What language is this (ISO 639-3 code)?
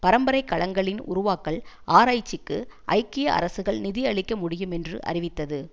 tam